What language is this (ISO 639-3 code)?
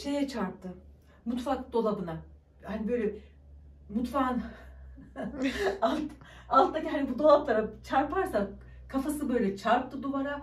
tur